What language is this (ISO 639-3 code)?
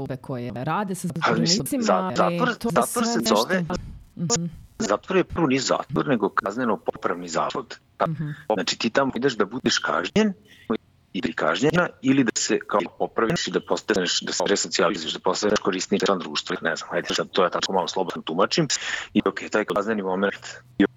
hrv